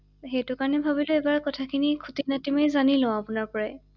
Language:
Assamese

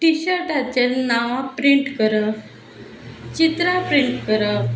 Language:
Konkani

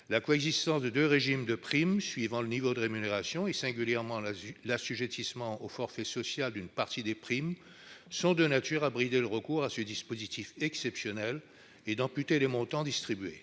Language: French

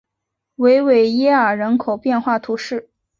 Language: Chinese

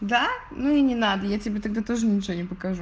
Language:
Russian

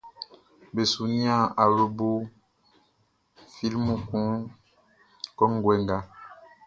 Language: Baoulé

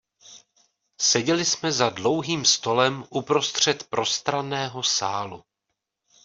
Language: Czech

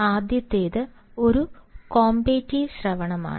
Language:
Malayalam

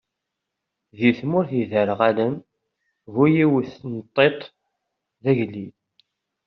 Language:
Kabyle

